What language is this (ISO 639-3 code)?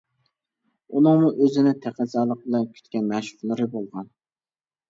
uig